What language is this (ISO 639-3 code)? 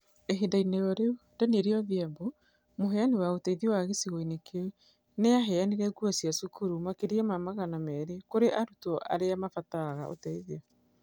kik